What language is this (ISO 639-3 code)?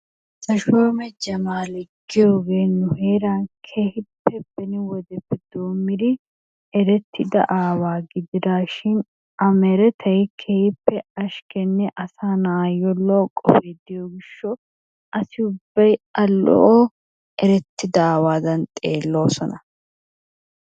wal